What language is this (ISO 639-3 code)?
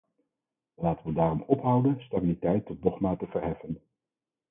nld